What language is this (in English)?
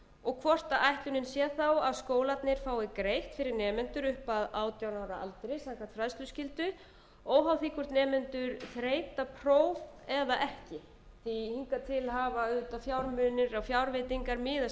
Icelandic